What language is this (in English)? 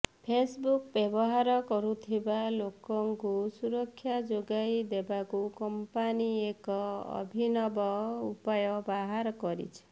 Odia